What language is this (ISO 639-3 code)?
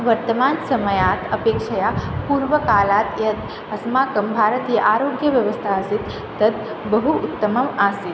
san